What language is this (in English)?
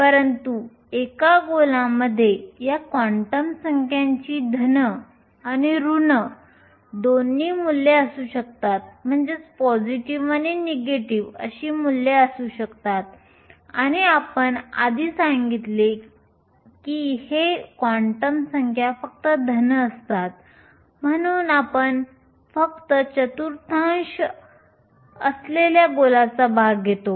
Marathi